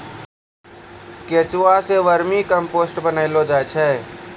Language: Maithili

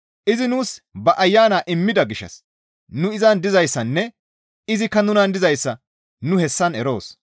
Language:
Gamo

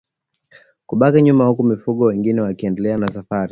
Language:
Swahili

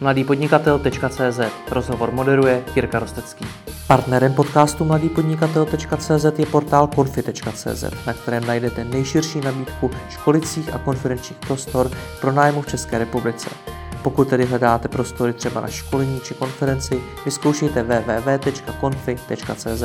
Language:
Czech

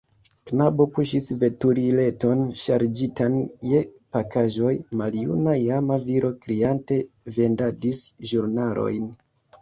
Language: Esperanto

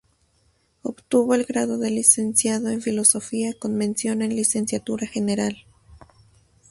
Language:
Spanish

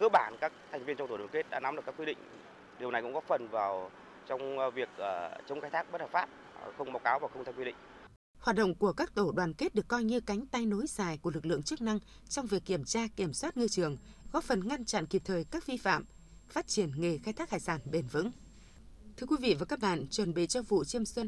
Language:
Vietnamese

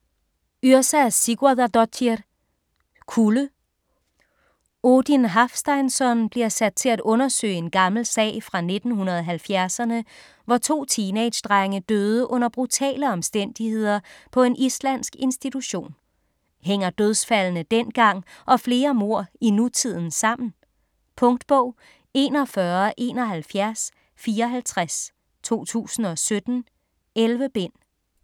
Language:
Danish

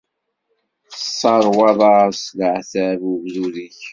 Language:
Kabyle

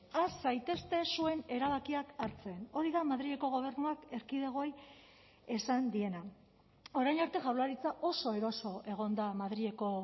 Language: Basque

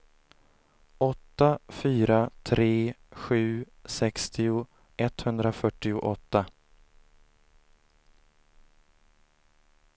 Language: Swedish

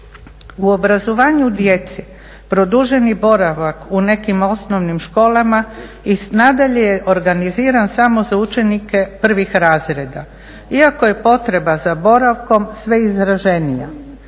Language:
Croatian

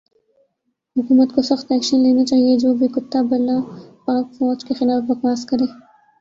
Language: Urdu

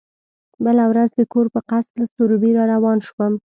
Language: Pashto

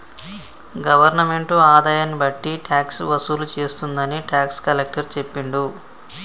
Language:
Telugu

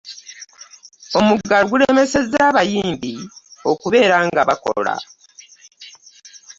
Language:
Ganda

